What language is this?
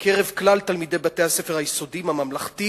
Hebrew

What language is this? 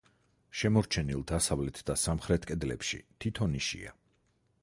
Georgian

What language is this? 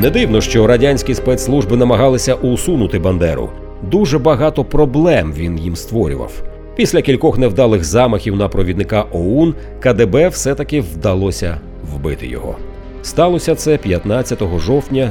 Ukrainian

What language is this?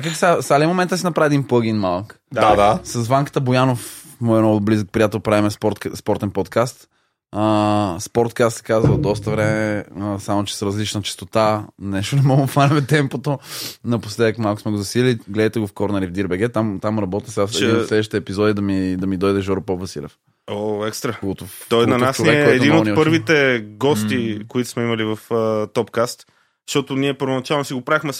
Bulgarian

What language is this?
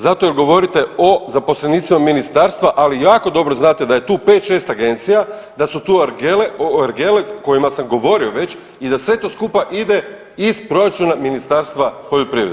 Croatian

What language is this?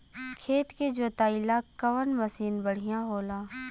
Bhojpuri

